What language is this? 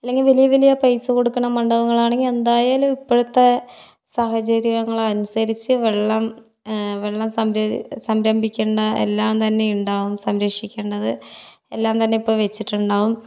Malayalam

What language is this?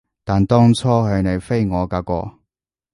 Cantonese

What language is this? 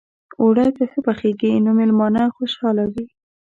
Pashto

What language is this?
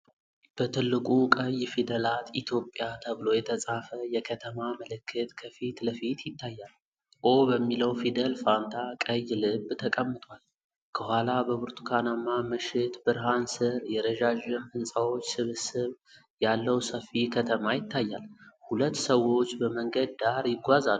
Amharic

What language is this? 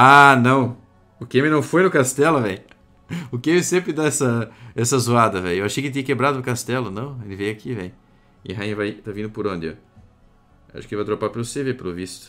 Portuguese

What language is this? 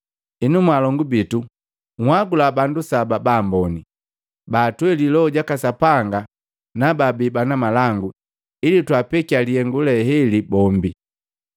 Matengo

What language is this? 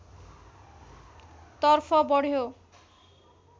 Nepali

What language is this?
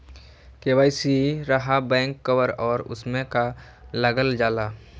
Magahi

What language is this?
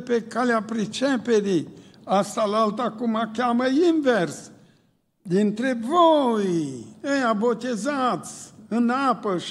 Romanian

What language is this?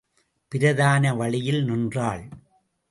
Tamil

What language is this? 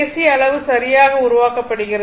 Tamil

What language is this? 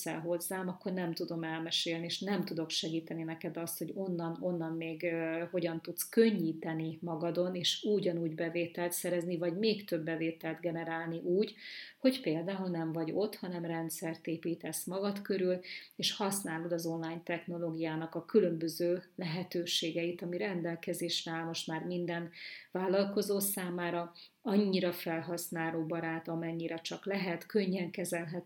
Hungarian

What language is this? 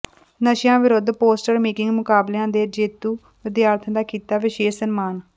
Punjabi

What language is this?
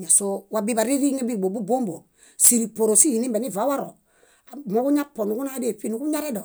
Bayot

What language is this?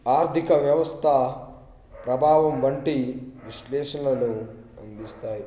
Telugu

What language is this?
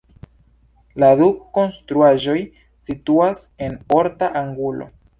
Esperanto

